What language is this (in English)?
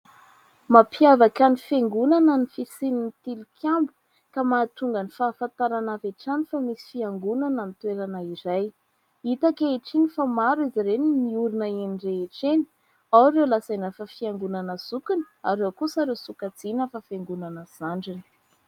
Malagasy